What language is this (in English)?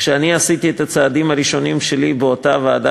Hebrew